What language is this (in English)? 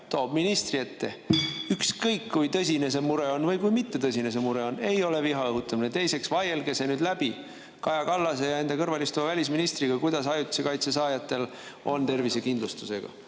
Estonian